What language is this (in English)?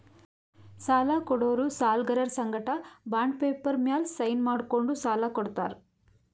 Kannada